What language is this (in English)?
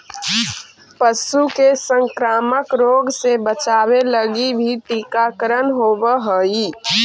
Magahi